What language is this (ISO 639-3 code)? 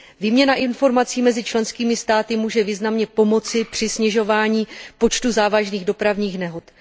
ces